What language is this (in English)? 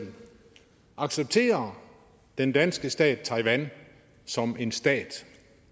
Danish